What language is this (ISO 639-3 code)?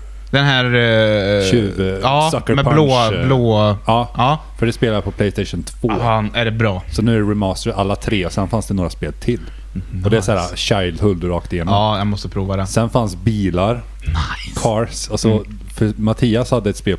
swe